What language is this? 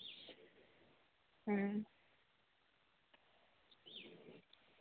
Santali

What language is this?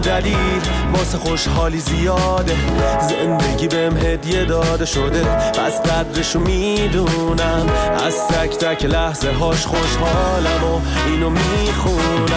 Persian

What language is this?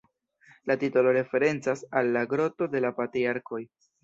Esperanto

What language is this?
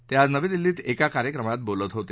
Marathi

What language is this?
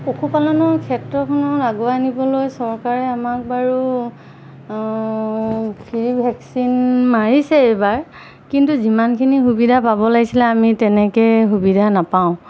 Assamese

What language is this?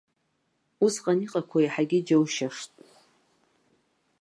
Abkhazian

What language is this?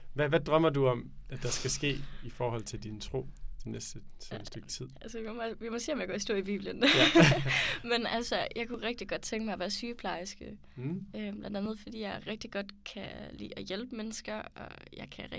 Danish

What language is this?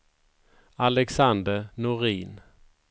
Swedish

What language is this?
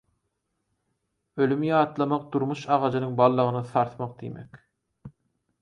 Turkmen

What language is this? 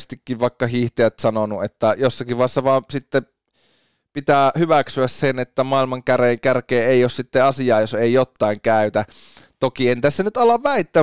Finnish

